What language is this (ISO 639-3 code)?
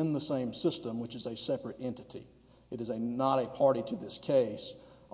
eng